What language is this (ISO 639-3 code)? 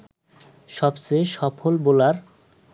ben